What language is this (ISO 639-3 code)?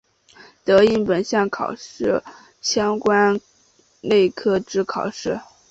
zho